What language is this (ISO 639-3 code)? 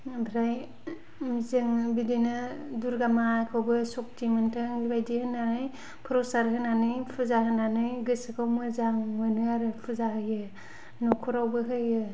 brx